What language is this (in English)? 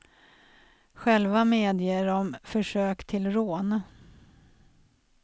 Swedish